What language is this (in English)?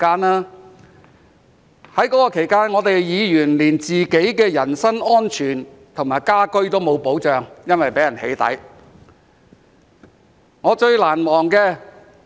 Cantonese